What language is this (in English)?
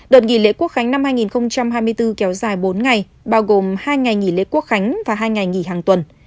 Vietnamese